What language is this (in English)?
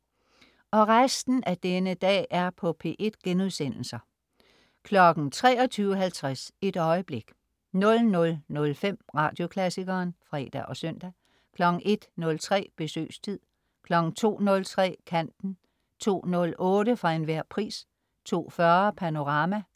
Danish